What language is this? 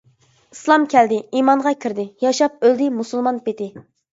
Uyghur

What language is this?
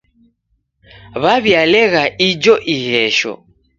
Taita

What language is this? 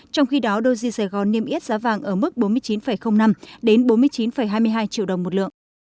Vietnamese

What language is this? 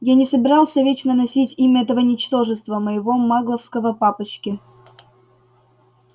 Russian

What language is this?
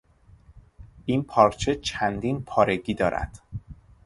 Persian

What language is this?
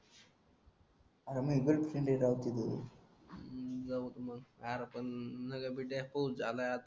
Marathi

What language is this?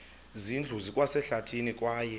Xhosa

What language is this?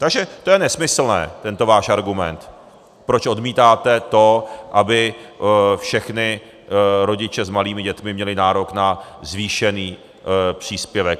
Czech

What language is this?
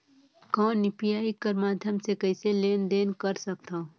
Chhattisgarhi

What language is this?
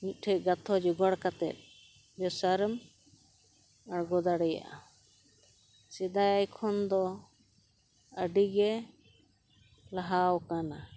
Santali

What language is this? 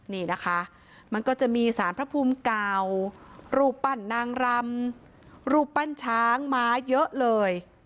Thai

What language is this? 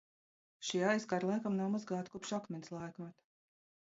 Latvian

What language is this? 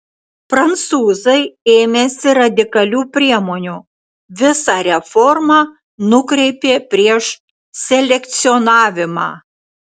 Lithuanian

